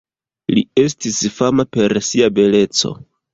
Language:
Esperanto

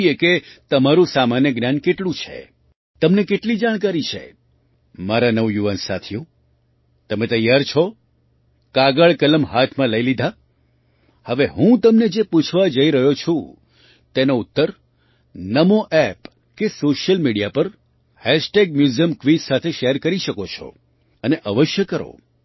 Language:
Gujarati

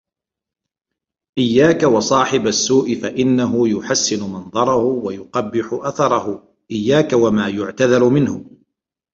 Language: Arabic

